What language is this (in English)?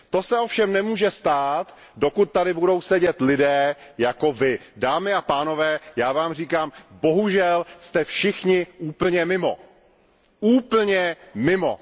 Czech